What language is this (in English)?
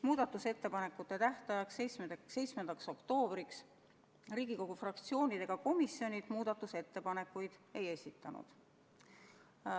Estonian